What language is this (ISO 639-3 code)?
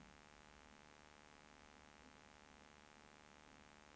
swe